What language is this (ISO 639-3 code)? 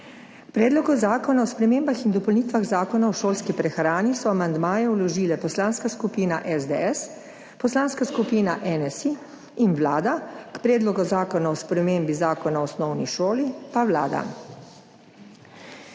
slv